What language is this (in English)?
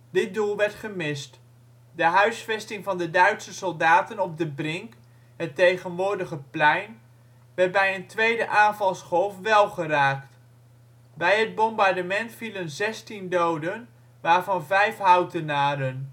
Dutch